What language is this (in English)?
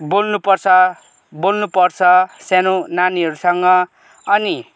Nepali